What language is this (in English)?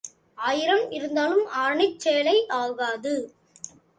Tamil